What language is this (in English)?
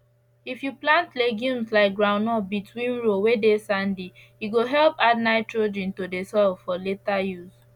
Nigerian Pidgin